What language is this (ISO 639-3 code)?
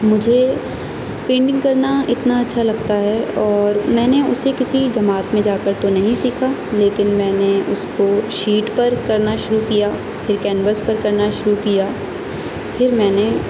urd